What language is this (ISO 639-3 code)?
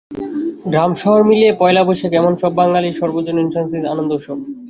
ben